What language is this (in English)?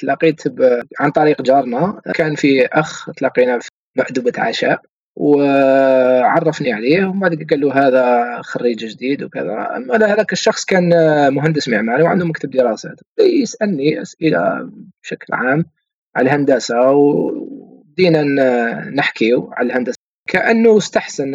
Arabic